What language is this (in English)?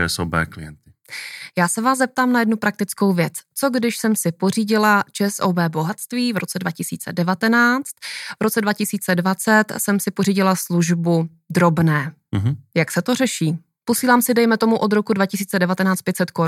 Czech